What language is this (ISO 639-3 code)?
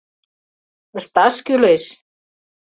chm